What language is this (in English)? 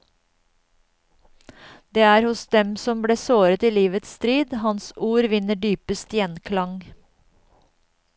Norwegian